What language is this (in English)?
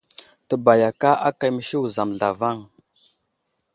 Wuzlam